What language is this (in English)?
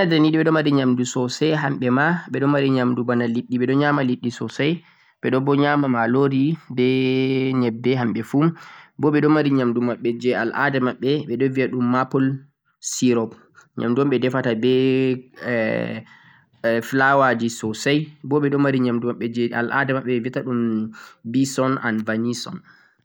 Central-Eastern Niger Fulfulde